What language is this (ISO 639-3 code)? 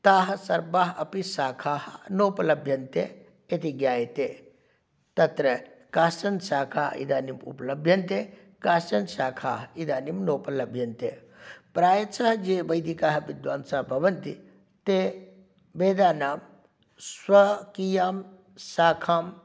san